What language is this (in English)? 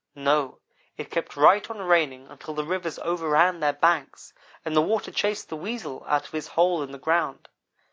English